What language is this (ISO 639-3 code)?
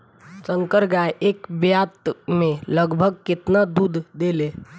bho